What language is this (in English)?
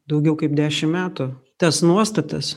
Lithuanian